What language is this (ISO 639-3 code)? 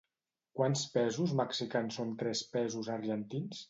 cat